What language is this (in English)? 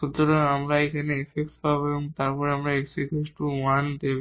Bangla